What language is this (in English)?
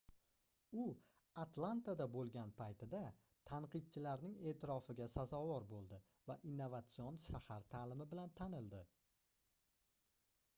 Uzbek